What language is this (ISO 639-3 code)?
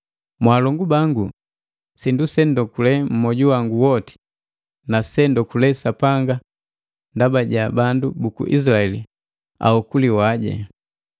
mgv